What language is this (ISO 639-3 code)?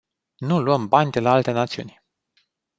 ron